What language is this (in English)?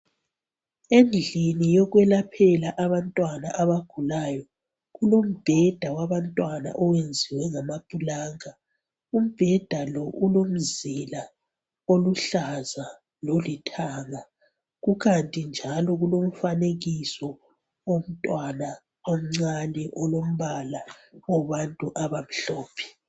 North Ndebele